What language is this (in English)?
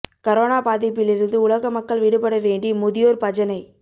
Tamil